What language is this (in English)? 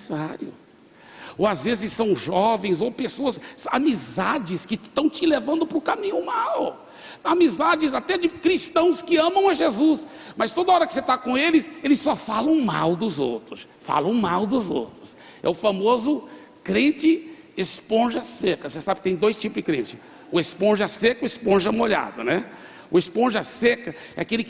Portuguese